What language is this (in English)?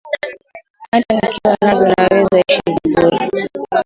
Swahili